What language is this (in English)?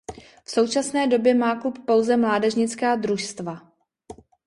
Czech